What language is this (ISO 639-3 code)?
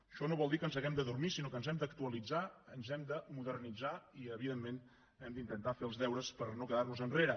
cat